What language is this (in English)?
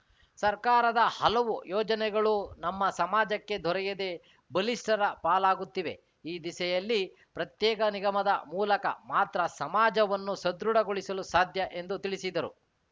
Kannada